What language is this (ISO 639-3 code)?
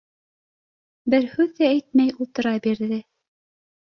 bak